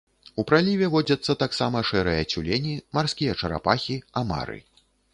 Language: Belarusian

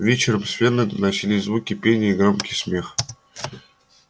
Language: Russian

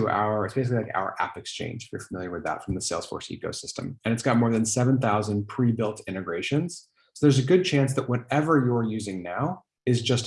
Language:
English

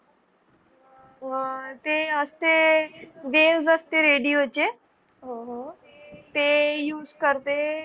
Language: Marathi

